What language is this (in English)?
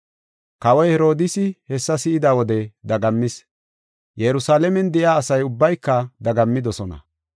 Gofa